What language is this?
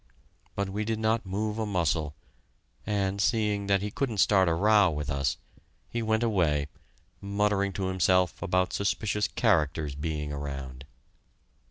English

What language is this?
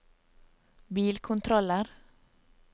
Norwegian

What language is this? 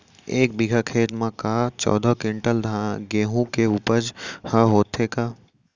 Chhattisgarhi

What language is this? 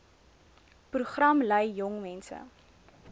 Afrikaans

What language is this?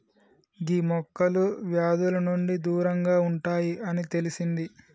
Telugu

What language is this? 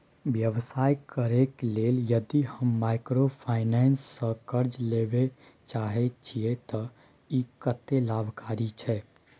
Maithili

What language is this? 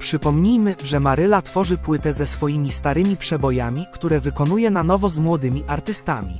Polish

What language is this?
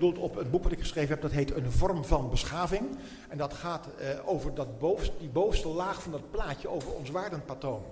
Dutch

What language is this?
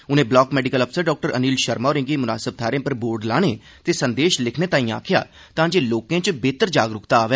Dogri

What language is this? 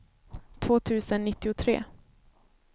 Swedish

